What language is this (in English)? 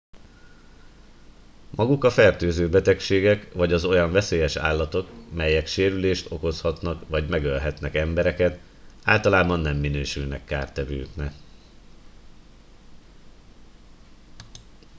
Hungarian